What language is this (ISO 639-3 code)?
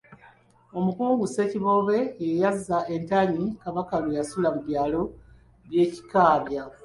lug